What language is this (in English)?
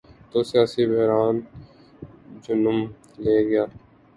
Urdu